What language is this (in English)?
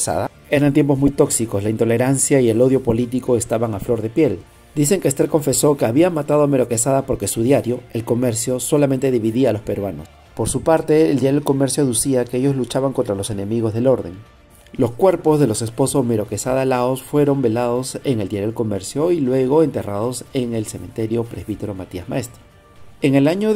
Spanish